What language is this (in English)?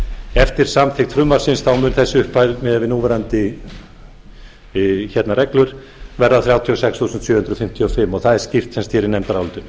Icelandic